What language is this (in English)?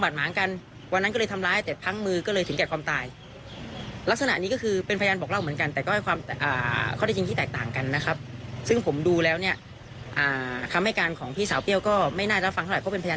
Thai